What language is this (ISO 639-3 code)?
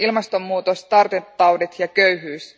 fin